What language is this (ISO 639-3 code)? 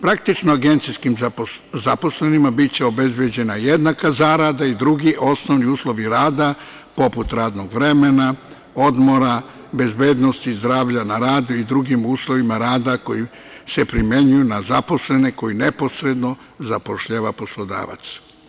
srp